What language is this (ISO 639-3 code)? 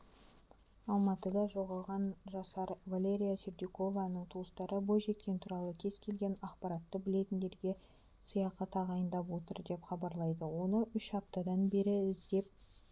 kaz